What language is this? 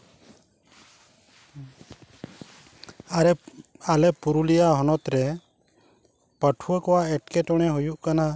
Santali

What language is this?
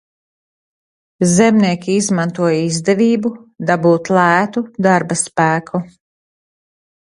Latvian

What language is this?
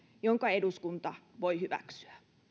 Finnish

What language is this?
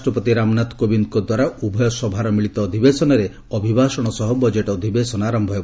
Odia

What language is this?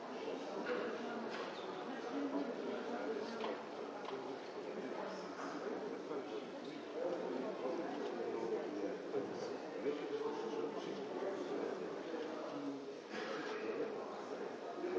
Bulgarian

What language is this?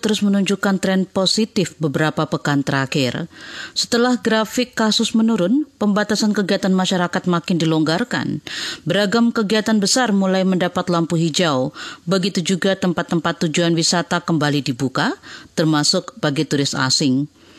Indonesian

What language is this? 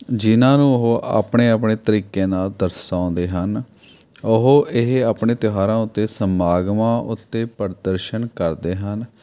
Punjabi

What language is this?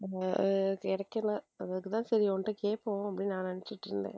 Tamil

